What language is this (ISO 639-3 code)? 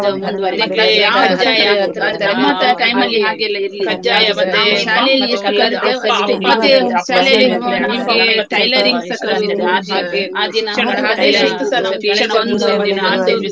kan